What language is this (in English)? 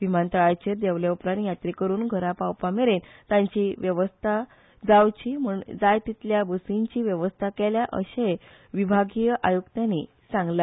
Konkani